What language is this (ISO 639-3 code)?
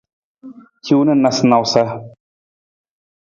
nmz